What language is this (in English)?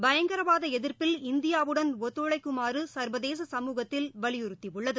Tamil